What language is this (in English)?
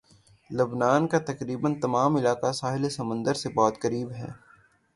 Urdu